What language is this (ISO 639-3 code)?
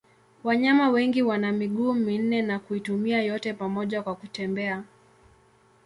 swa